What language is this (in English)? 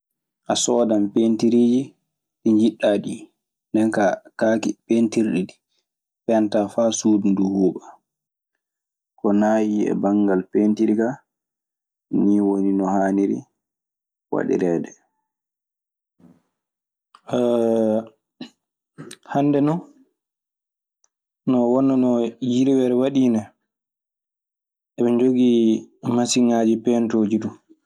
Maasina Fulfulde